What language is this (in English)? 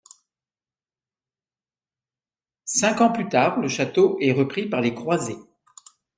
French